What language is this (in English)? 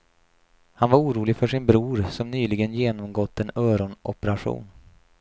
Swedish